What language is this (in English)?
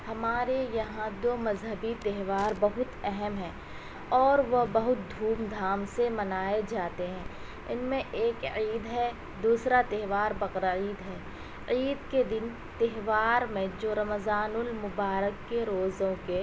Urdu